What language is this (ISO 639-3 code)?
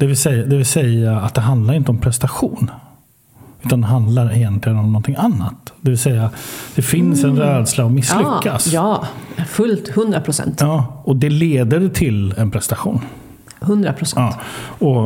swe